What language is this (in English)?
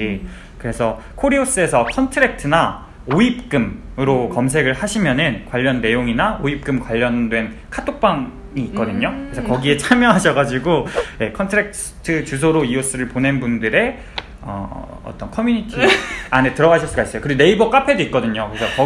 Korean